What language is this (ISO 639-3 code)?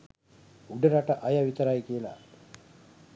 sin